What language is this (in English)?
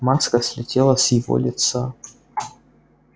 Russian